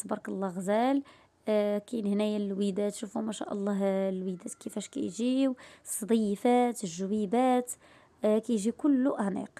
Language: Arabic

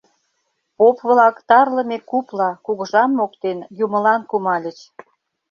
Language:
Mari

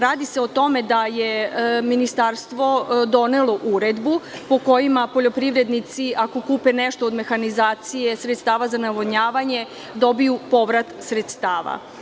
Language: Serbian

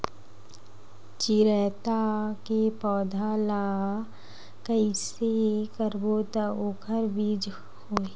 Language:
Chhattisgarhi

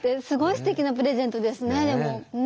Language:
Japanese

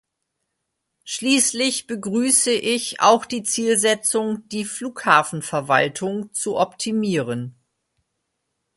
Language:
German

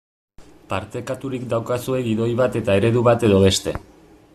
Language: Basque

